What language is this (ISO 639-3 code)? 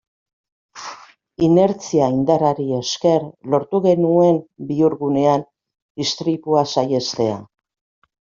eus